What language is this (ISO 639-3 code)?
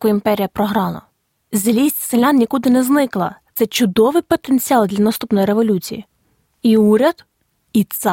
ukr